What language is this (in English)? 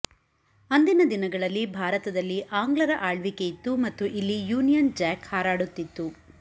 Kannada